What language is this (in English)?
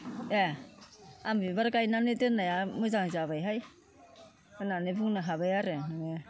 Bodo